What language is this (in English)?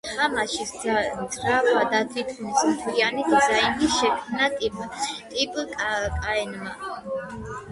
Georgian